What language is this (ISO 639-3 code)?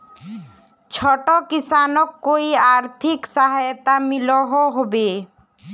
mag